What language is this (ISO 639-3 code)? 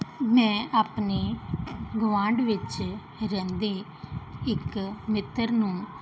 pan